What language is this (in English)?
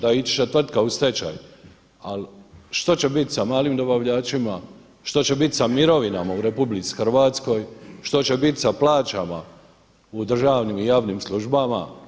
Croatian